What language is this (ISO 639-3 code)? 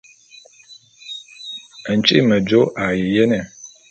bum